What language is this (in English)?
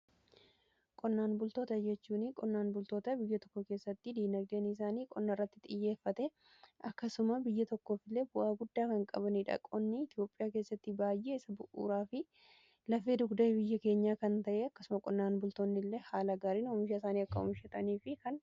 Oromo